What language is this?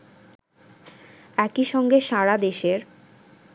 Bangla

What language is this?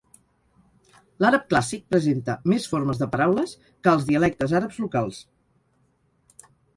Catalan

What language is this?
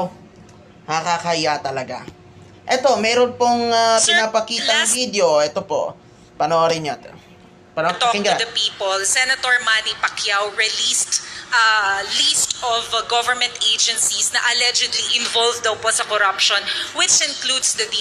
Filipino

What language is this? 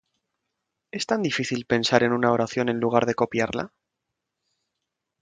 Spanish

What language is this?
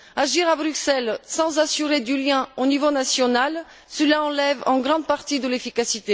French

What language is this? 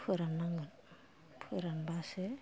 Bodo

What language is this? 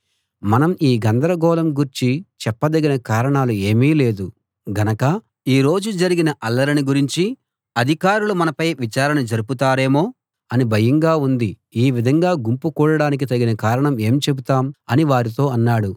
Telugu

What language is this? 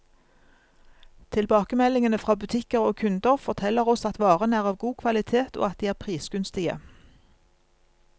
Norwegian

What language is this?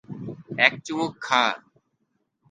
Bangla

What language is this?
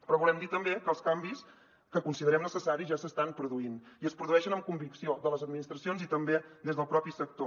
Catalan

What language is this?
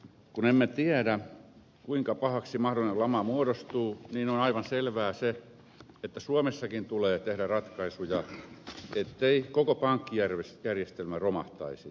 Finnish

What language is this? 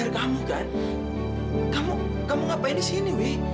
Indonesian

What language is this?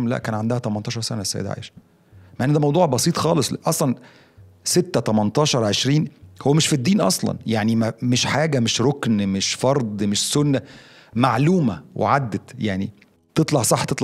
Arabic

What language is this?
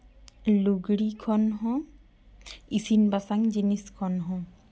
Santali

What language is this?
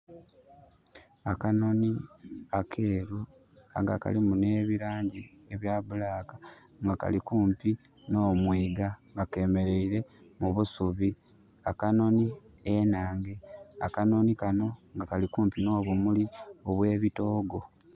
Soga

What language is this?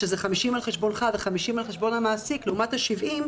Hebrew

